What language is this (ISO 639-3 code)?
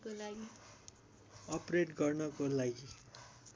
nep